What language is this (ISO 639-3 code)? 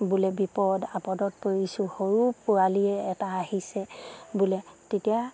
asm